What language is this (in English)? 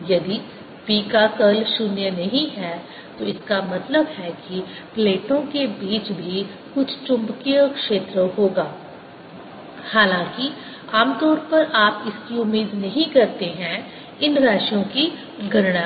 Hindi